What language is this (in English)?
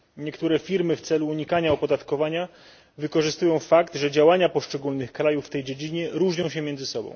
Polish